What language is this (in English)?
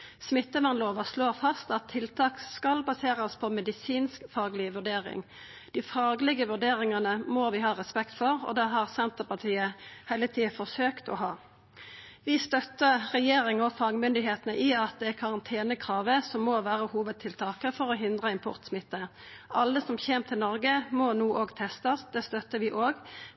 Norwegian Nynorsk